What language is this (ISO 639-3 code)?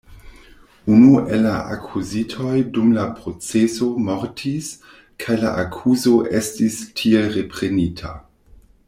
epo